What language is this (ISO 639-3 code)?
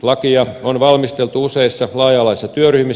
fin